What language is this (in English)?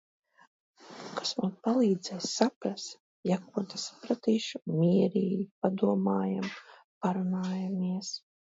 Latvian